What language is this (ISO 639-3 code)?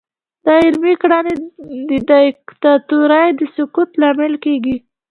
pus